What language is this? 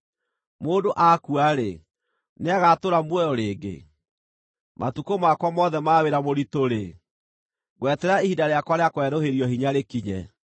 Kikuyu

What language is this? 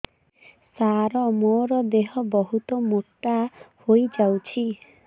Odia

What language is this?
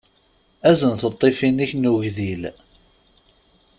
Kabyle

